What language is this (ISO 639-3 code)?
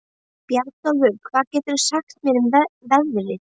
isl